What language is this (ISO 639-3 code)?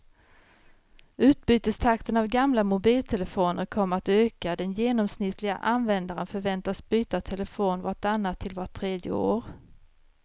swe